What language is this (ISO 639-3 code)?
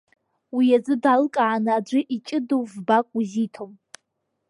abk